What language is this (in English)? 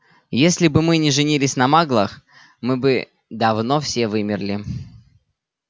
Russian